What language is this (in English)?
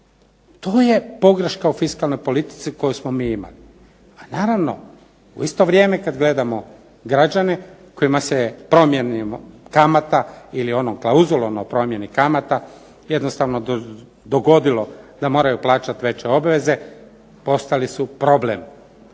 Croatian